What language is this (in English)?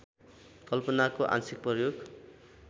Nepali